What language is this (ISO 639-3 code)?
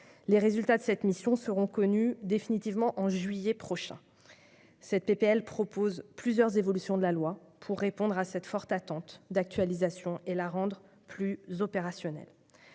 fra